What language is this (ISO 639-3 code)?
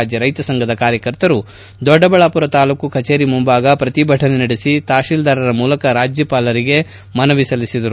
kan